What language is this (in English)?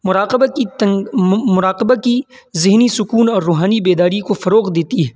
Urdu